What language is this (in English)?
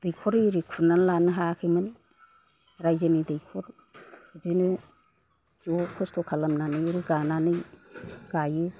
Bodo